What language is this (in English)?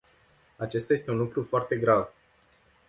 Romanian